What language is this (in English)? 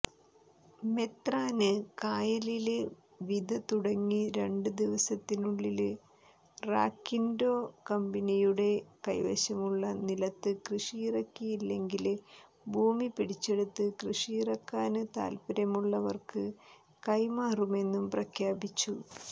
Malayalam